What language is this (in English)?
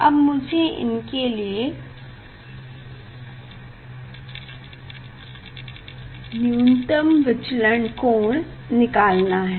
Hindi